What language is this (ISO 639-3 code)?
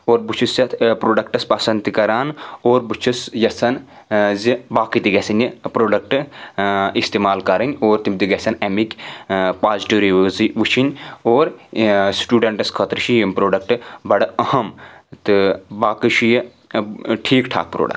kas